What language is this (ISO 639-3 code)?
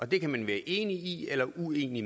dan